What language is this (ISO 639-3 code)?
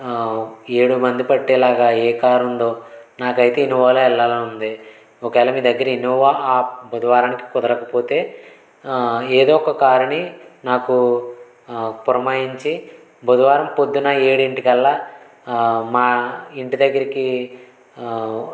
tel